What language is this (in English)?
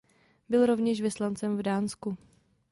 Czech